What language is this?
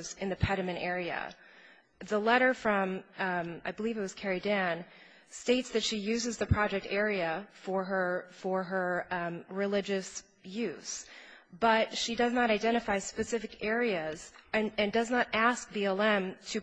English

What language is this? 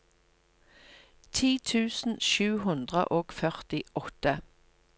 Norwegian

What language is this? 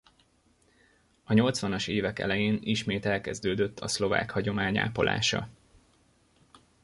Hungarian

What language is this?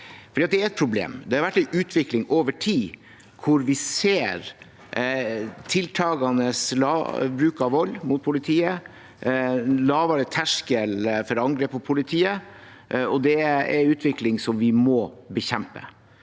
Norwegian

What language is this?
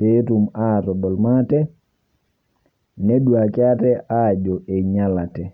Masai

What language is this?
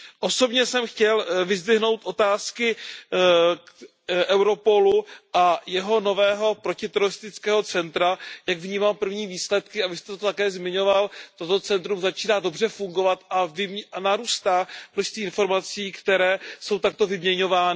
Czech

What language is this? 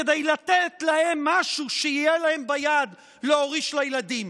Hebrew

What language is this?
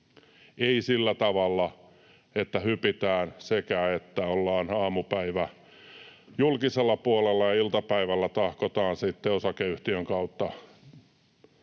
Finnish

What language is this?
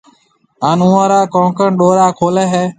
Marwari (Pakistan)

